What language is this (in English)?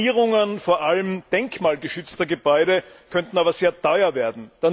German